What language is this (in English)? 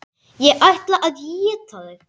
Icelandic